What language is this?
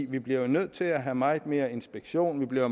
Danish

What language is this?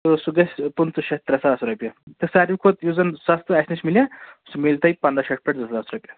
Kashmiri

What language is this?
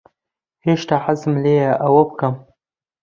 Central Kurdish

